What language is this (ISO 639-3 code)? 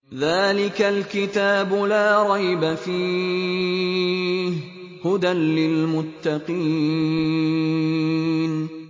ara